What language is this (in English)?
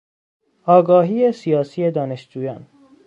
Persian